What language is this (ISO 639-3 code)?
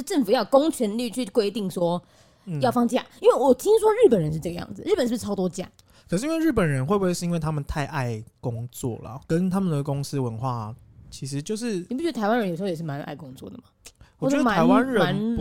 zho